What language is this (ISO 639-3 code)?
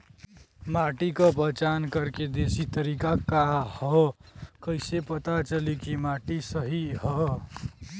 bho